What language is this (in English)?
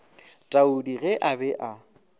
Northern Sotho